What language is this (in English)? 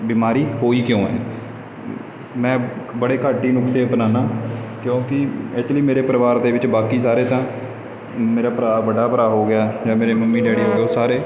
Punjabi